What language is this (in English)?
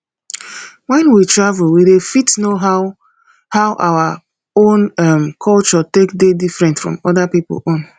Nigerian Pidgin